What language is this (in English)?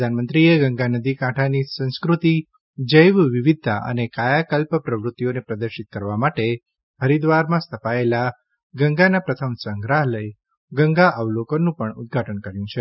Gujarati